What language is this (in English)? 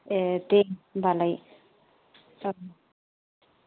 Bodo